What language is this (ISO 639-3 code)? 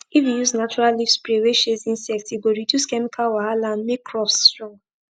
pcm